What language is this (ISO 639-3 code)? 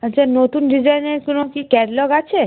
ben